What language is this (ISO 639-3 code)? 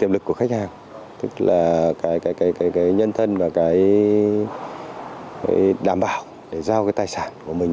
vie